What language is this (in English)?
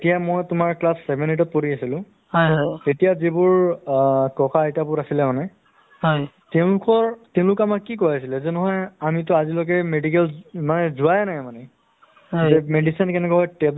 Assamese